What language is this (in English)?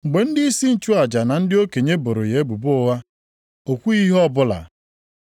Igbo